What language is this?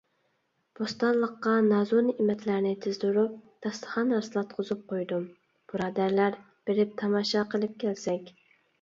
Uyghur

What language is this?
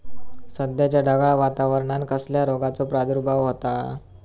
Marathi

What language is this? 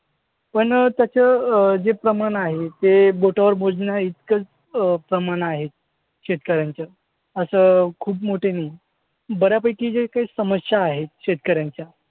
Marathi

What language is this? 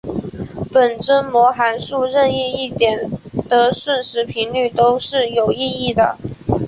Chinese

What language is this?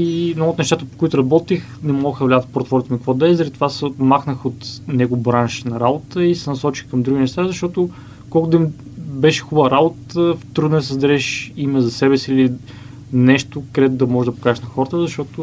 Bulgarian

